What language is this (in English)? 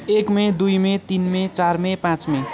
Nepali